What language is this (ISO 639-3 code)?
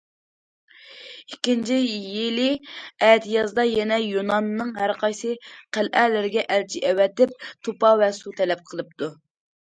uig